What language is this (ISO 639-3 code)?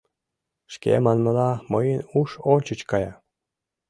chm